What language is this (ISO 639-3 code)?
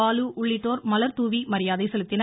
tam